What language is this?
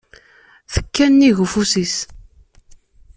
Kabyle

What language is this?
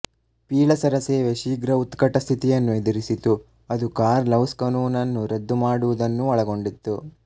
Kannada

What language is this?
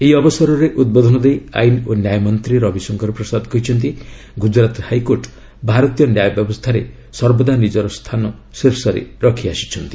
Odia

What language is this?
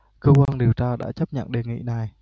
Vietnamese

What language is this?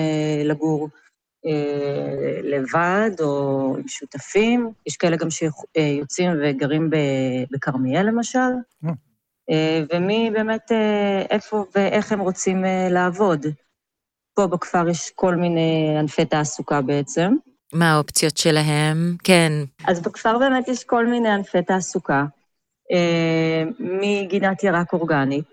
Hebrew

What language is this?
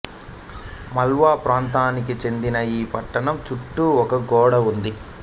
Telugu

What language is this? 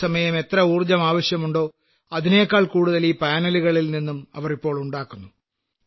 Malayalam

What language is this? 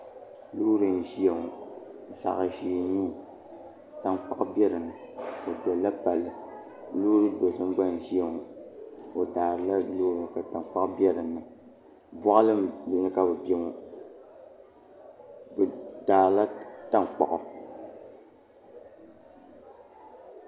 Dagbani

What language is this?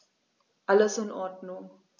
German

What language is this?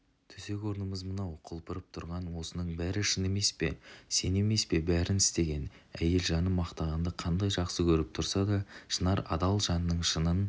Kazakh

